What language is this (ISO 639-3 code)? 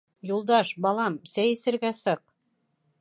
bak